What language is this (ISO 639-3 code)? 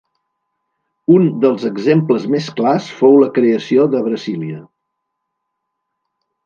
cat